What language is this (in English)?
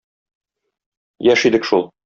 Tatar